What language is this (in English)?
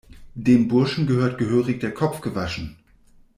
German